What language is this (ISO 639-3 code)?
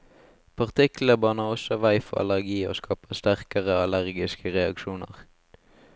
nor